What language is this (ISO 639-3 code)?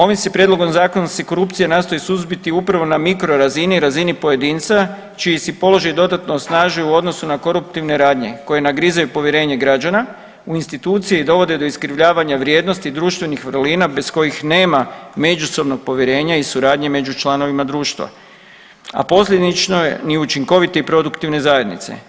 hrv